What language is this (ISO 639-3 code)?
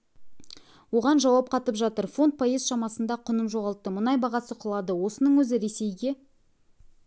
kaz